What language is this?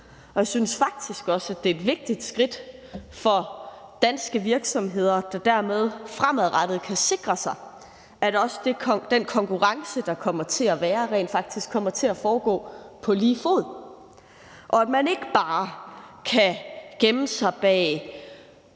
Danish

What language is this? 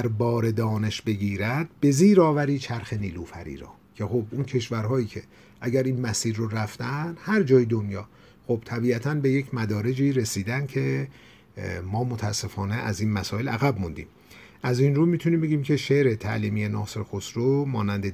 Persian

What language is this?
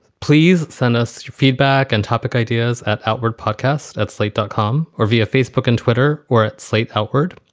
English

